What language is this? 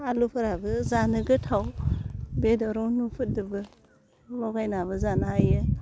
Bodo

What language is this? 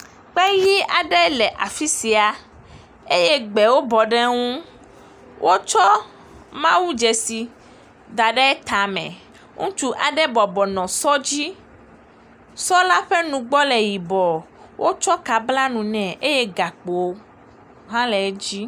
Ewe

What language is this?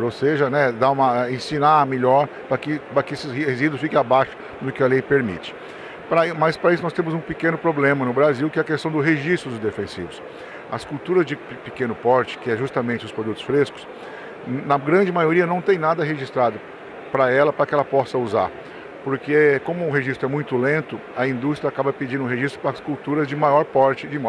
Portuguese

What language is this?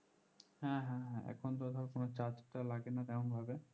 Bangla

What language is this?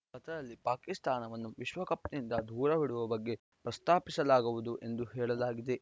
Kannada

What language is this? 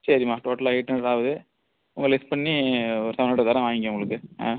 Tamil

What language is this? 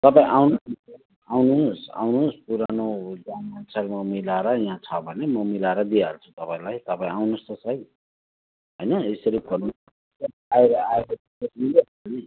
Nepali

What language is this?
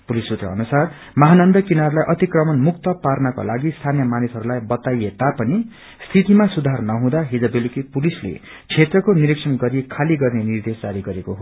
Nepali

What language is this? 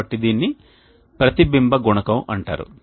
Telugu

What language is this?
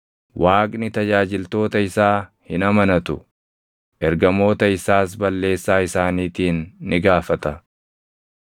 Oromo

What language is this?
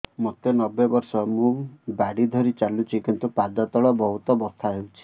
Odia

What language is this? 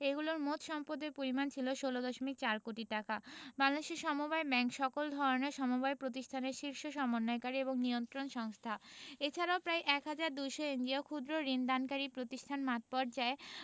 Bangla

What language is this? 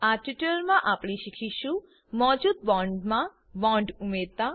Gujarati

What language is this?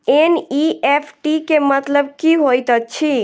Maithili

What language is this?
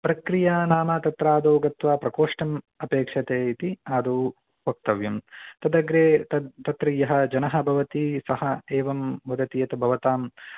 Sanskrit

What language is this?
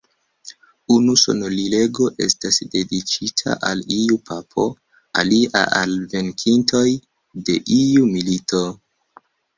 Esperanto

